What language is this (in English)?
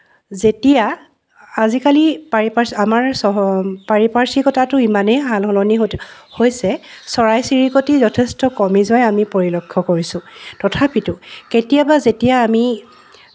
Assamese